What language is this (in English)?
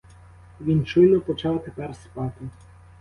Ukrainian